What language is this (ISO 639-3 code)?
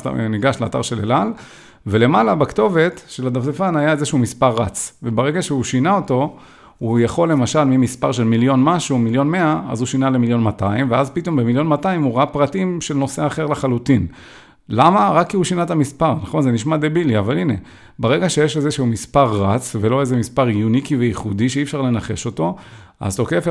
heb